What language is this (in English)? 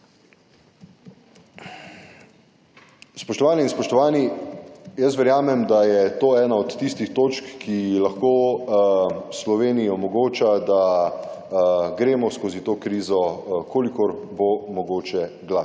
Slovenian